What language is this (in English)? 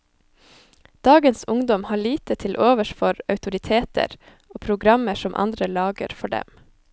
Norwegian